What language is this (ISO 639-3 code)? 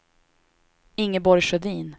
swe